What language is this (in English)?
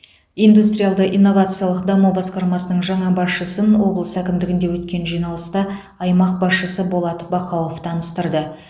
Kazakh